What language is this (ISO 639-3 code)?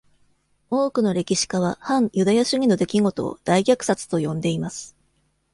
jpn